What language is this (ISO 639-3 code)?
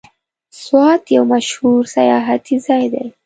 pus